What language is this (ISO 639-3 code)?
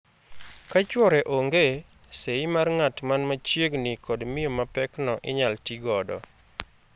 luo